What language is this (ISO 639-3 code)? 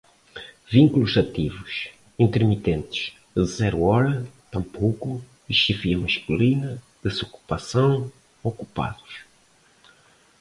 por